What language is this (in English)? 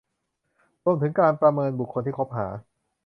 Thai